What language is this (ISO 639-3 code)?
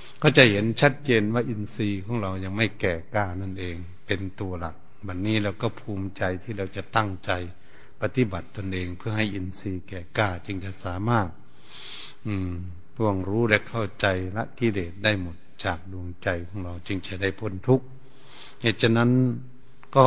tha